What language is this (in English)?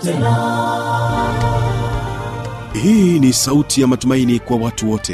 Swahili